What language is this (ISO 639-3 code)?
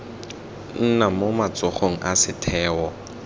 tsn